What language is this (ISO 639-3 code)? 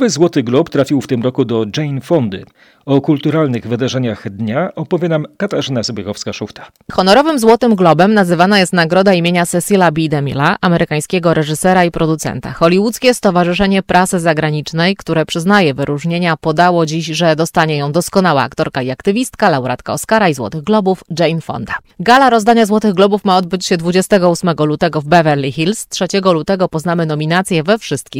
pol